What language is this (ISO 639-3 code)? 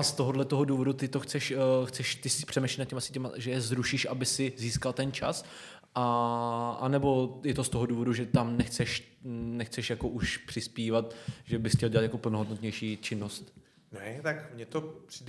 ces